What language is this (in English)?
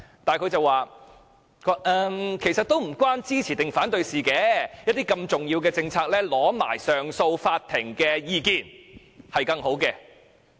Cantonese